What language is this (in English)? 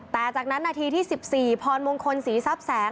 Thai